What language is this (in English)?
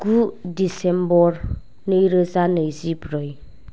Bodo